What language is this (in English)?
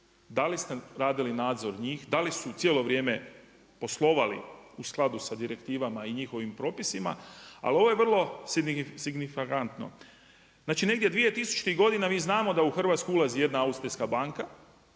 Croatian